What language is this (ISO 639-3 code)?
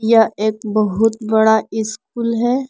hin